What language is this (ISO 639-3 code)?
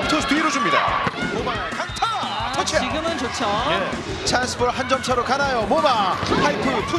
kor